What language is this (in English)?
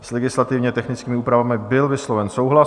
Czech